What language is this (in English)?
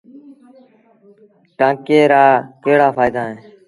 Sindhi Bhil